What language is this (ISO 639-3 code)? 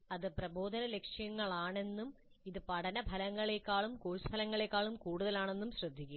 mal